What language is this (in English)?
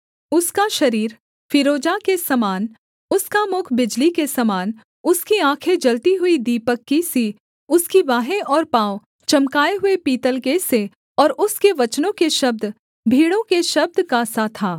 Hindi